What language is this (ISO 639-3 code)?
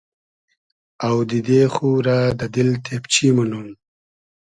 haz